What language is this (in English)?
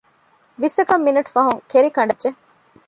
Divehi